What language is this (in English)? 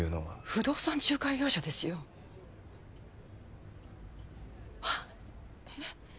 Japanese